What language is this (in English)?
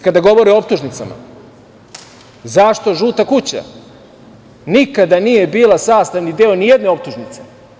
Serbian